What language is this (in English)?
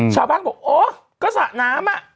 Thai